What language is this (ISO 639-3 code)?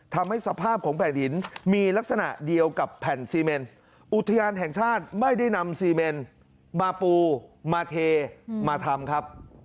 tha